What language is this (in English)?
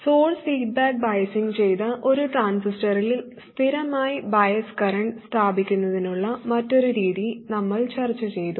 Malayalam